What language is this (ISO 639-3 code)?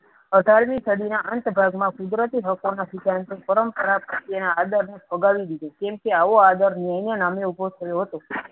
guj